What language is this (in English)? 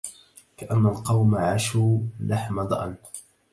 Arabic